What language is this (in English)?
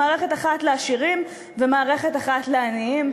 Hebrew